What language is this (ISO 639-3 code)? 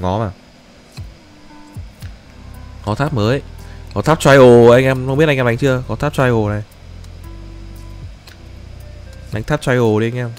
vie